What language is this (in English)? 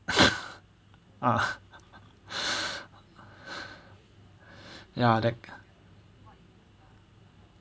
English